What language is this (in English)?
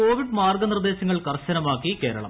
Malayalam